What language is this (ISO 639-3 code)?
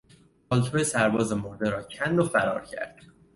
fas